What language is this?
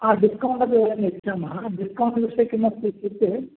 Sanskrit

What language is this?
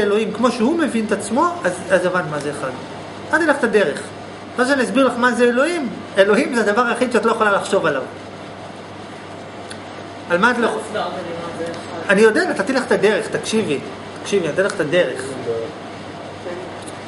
Hebrew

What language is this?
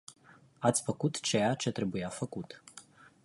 Romanian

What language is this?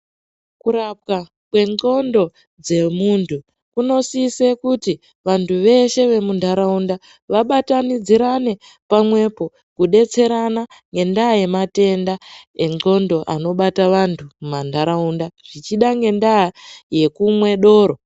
Ndau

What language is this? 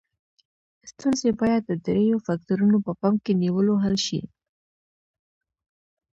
Pashto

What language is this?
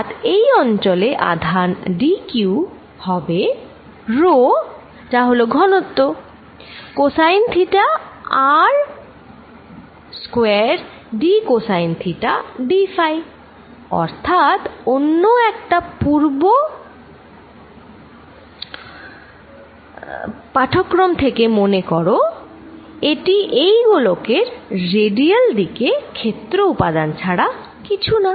Bangla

